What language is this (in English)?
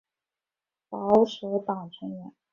Chinese